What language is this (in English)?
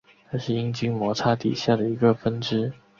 Chinese